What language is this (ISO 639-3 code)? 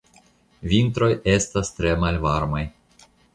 epo